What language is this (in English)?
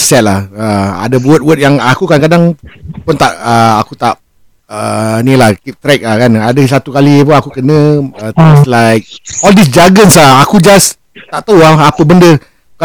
Malay